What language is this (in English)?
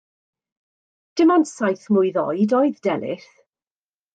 Welsh